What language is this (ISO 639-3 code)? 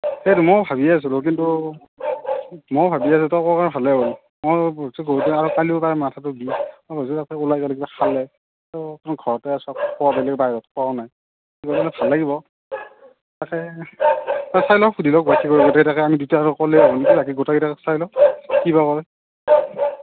asm